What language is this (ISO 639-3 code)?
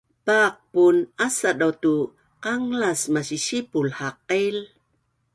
bnn